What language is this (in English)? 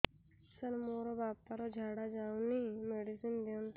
Odia